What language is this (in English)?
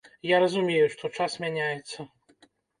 Belarusian